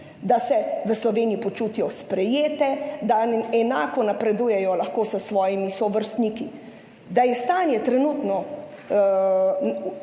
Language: Slovenian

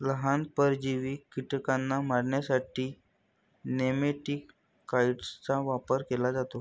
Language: Marathi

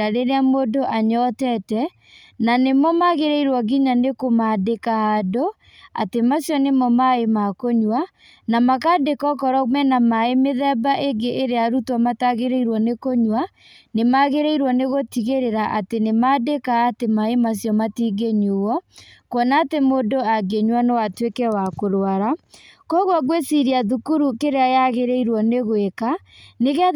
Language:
Kikuyu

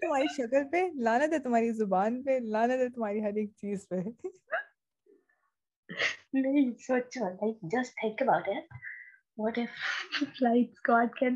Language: Urdu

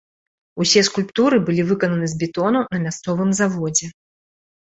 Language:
Belarusian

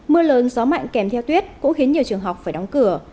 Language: Vietnamese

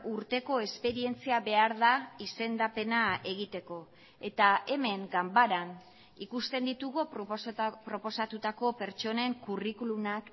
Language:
Basque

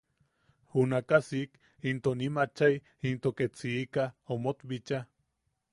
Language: Yaqui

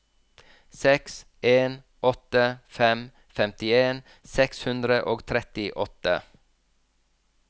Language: Norwegian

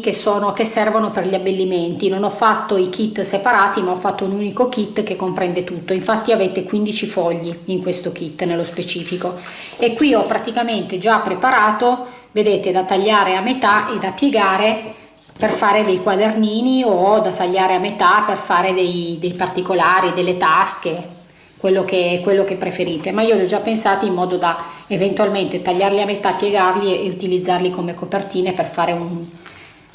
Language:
Italian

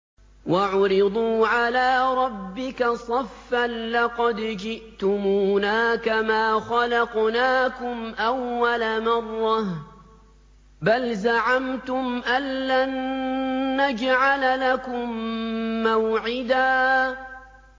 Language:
Arabic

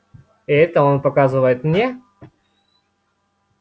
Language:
Russian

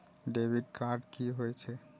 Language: Maithili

